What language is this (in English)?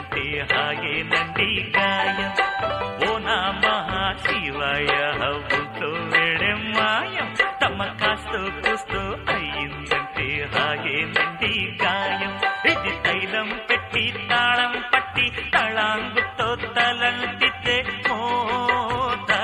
Telugu